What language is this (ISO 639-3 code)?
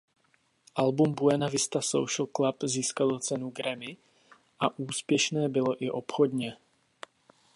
ces